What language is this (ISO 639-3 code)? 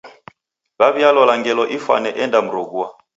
dav